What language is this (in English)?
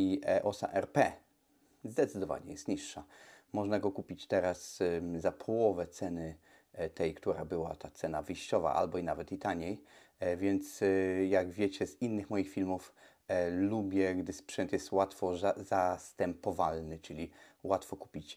Polish